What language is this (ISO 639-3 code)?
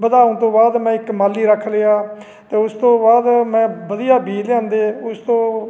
pan